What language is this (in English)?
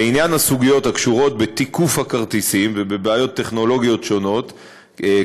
Hebrew